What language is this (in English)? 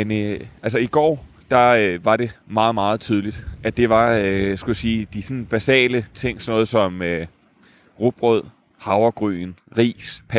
Danish